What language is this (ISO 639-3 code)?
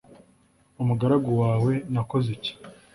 kin